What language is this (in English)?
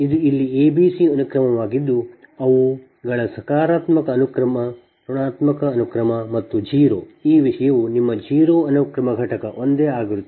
Kannada